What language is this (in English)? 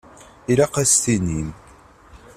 Kabyle